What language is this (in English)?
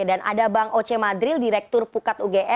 Indonesian